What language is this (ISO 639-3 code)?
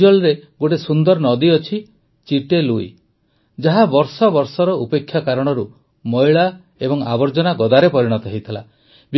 ori